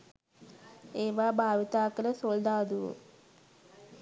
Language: Sinhala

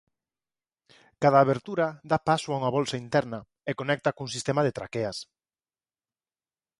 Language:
Galician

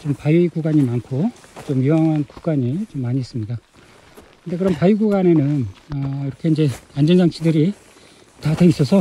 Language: Korean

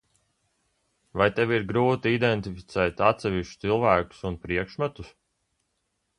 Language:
Latvian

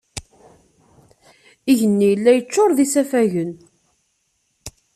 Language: Kabyle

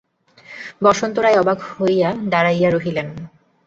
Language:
Bangla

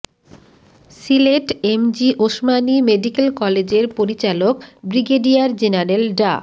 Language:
Bangla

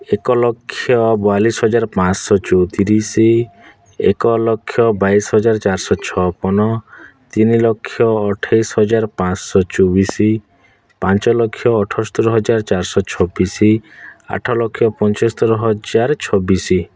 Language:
Odia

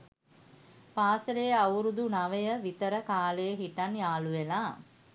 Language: Sinhala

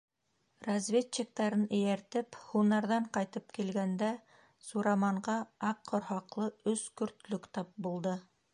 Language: Bashkir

